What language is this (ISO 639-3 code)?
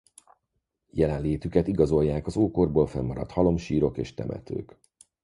hun